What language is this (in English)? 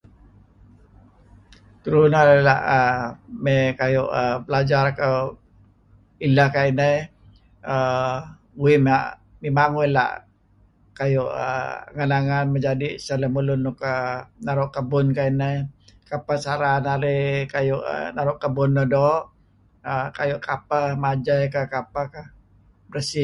Kelabit